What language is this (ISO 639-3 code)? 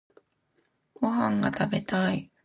jpn